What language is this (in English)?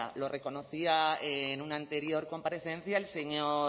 Spanish